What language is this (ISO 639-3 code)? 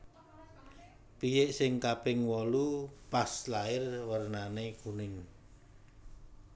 jav